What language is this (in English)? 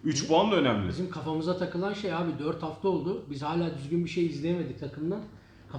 Turkish